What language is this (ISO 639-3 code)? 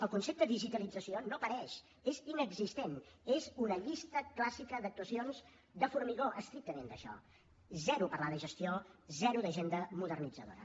cat